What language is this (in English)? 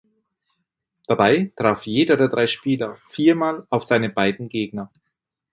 German